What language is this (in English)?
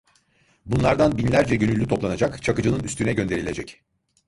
Turkish